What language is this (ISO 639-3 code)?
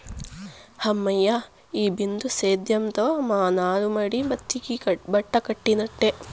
tel